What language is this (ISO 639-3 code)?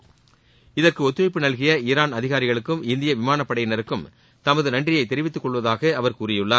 tam